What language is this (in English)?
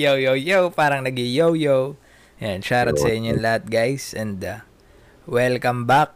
Filipino